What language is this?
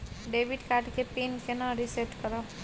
Maithili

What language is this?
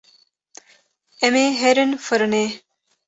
Kurdish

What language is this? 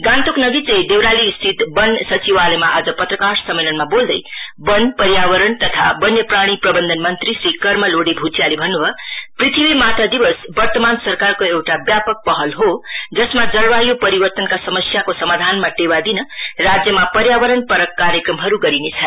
Nepali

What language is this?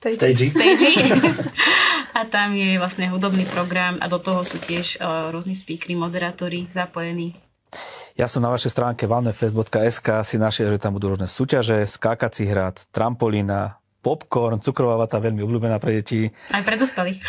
Slovak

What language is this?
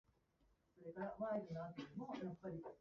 Japanese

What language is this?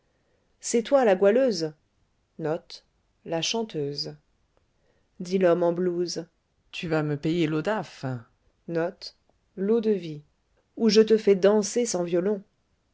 French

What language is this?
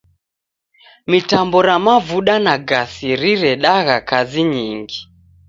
Taita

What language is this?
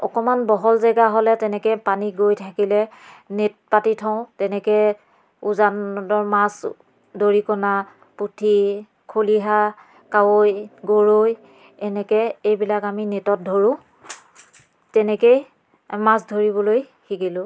Assamese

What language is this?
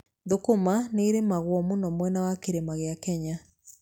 Kikuyu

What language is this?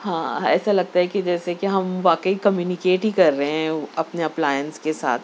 Urdu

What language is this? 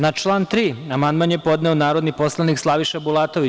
Serbian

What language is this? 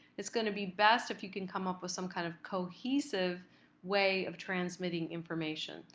English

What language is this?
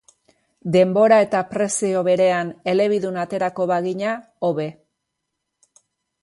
Basque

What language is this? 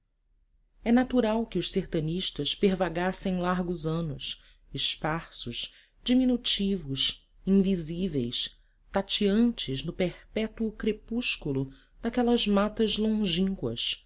Portuguese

